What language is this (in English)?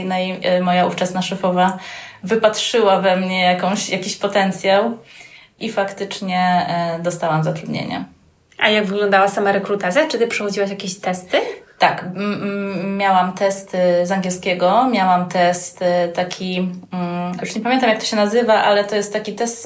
Polish